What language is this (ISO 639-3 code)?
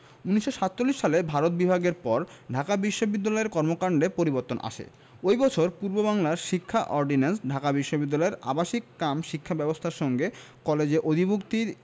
ben